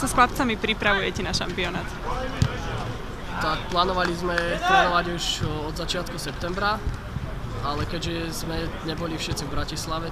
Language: Romanian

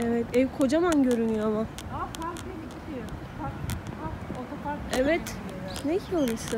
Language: Turkish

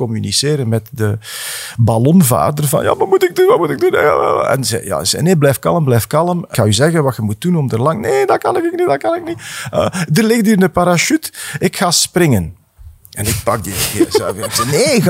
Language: Dutch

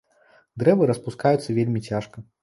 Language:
Belarusian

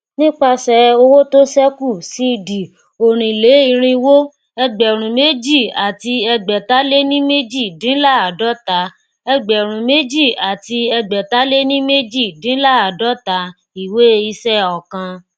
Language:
Yoruba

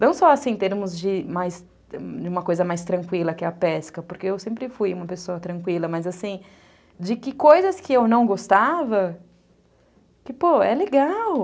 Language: Portuguese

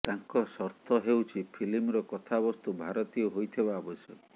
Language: Odia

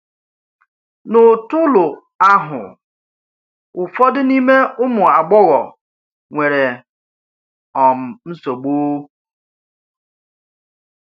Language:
Igbo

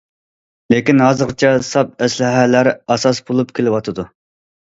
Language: Uyghur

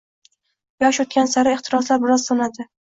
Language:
Uzbek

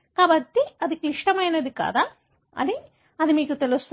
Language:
Telugu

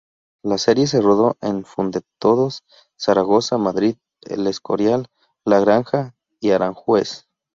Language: Spanish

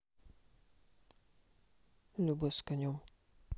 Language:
Russian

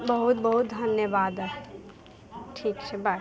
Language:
Maithili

